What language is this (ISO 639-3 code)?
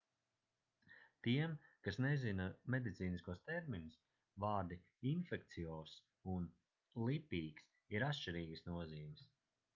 lav